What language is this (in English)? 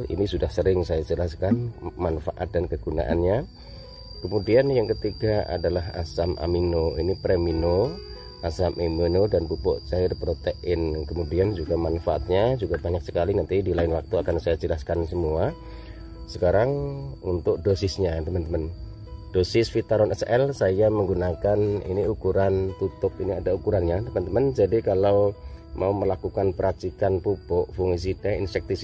Indonesian